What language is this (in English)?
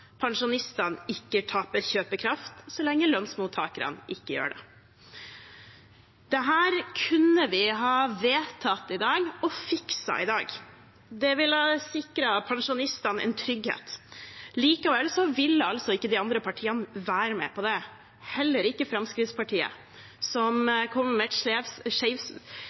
Norwegian Bokmål